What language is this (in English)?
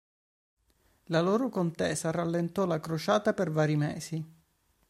Italian